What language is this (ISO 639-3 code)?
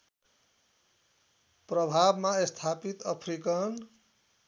nep